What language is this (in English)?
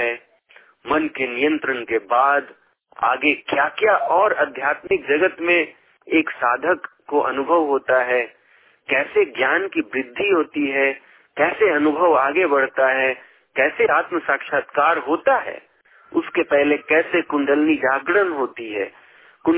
Hindi